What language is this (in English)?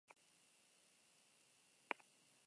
Basque